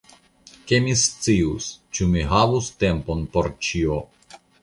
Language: Esperanto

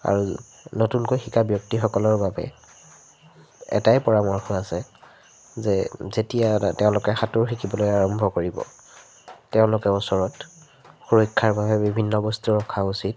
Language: Assamese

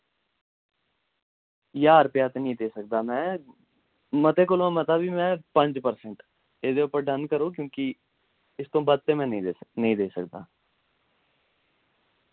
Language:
Dogri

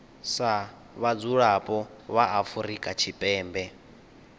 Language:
Venda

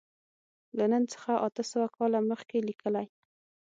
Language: Pashto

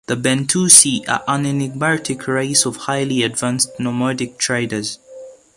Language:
English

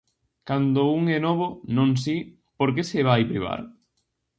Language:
Galician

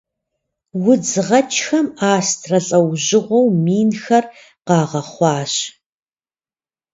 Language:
Kabardian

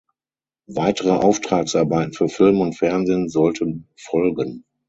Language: German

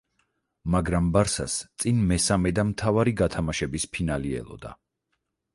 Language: Georgian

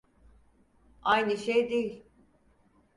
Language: Turkish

